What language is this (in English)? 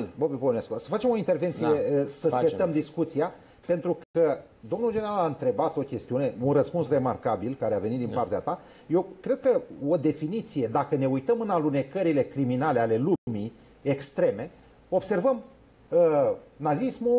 Romanian